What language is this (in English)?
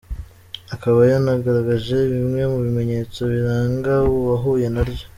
Kinyarwanda